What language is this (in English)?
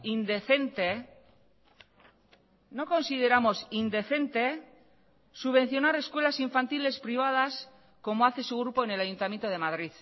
Spanish